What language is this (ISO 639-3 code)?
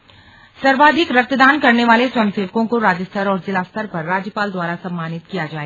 hin